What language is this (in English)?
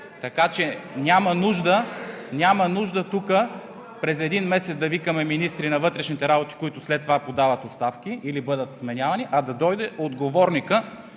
Bulgarian